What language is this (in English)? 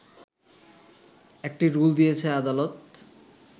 Bangla